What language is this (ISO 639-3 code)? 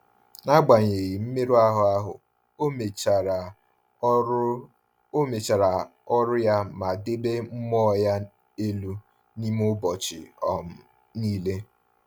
ibo